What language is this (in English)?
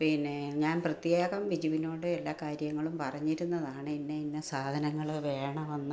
Malayalam